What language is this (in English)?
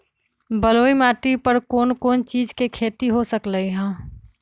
Magahi